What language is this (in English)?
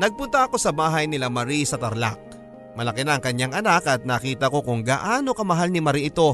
Filipino